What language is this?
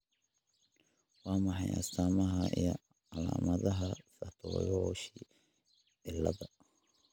Somali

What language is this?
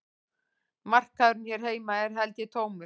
Icelandic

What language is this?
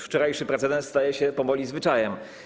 Polish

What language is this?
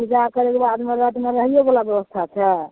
Maithili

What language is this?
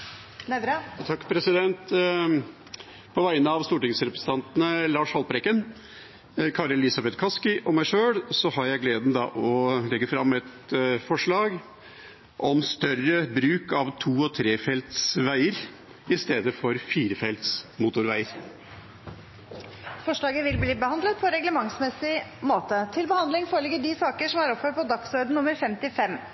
Norwegian Bokmål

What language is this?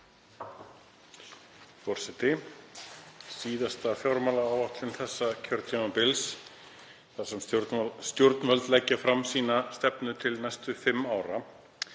Icelandic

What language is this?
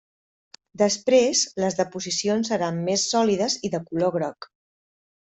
Catalan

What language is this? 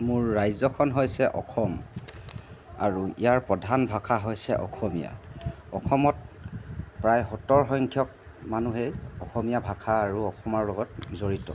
Assamese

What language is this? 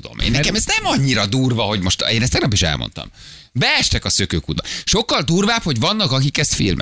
Hungarian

